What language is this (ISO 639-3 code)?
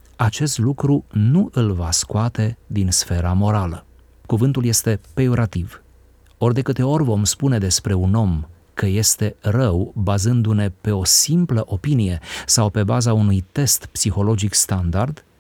ron